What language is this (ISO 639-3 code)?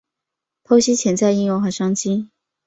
zho